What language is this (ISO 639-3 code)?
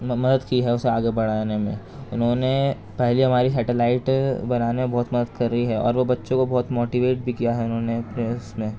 urd